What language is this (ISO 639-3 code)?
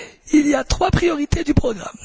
fra